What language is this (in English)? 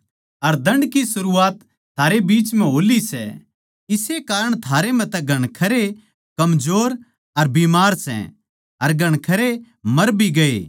Haryanvi